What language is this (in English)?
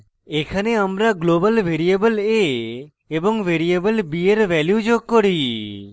Bangla